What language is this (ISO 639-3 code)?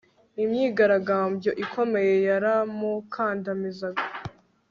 kin